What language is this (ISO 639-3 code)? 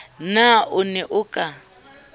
sot